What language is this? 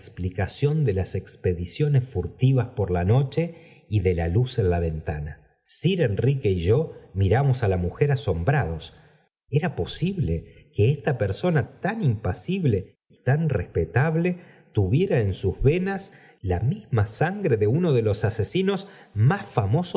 Spanish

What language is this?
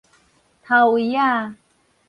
Min Nan Chinese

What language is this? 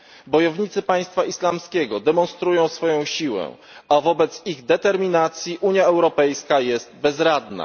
Polish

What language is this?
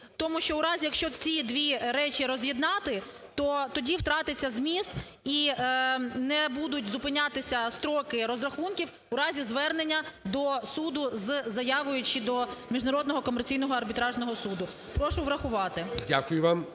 Ukrainian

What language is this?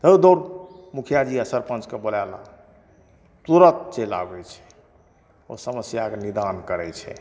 Maithili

